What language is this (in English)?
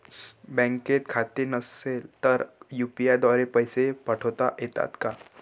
Marathi